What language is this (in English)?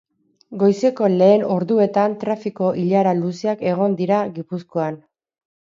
Basque